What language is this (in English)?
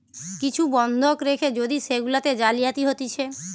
Bangla